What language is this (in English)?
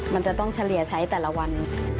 Thai